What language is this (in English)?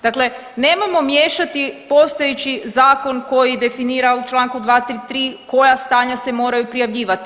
Croatian